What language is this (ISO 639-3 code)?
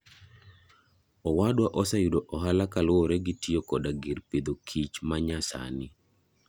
luo